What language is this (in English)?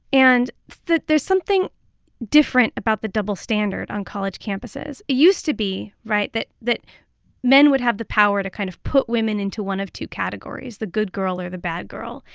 English